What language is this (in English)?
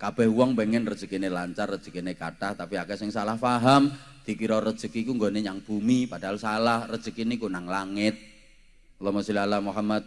Indonesian